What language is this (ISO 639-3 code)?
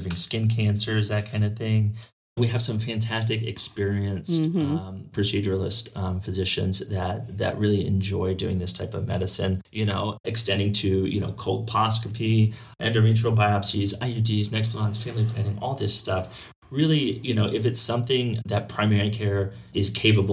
eng